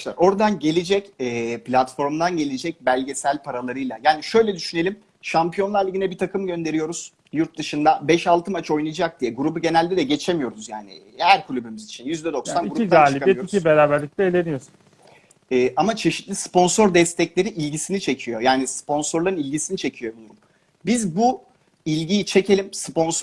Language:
Turkish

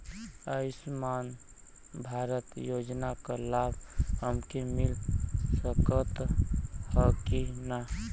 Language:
Bhojpuri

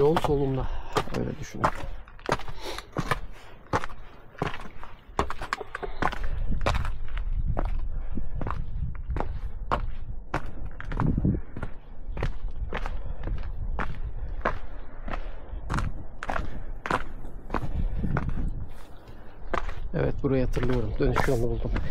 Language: Turkish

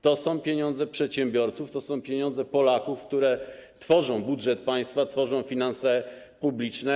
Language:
Polish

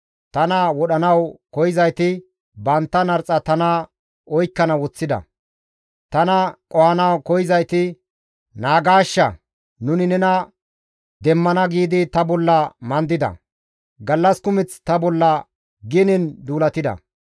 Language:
Gamo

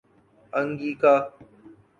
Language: Urdu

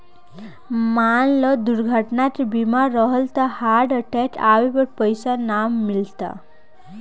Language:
Bhojpuri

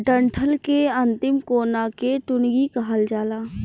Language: Bhojpuri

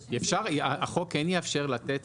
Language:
Hebrew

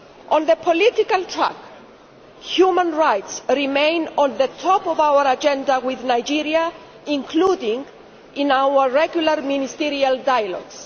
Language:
English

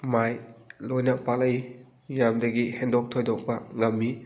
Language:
Manipuri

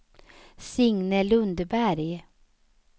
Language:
Swedish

